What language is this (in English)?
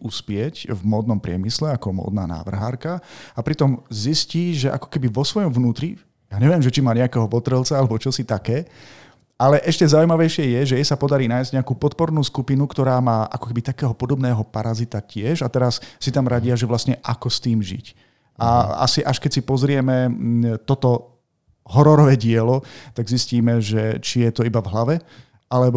Slovak